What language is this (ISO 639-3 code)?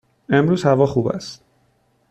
fas